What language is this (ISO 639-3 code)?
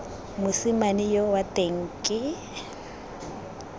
tsn